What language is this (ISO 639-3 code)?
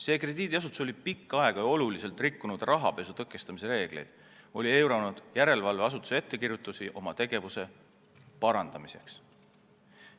est